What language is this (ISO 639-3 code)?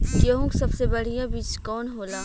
bho